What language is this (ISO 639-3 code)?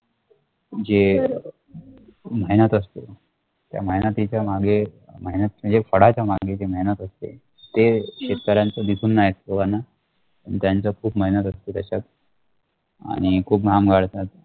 mar